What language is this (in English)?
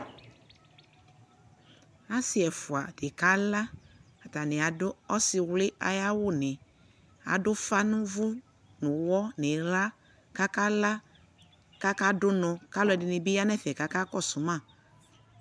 Ikposo